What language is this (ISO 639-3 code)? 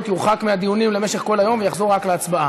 heb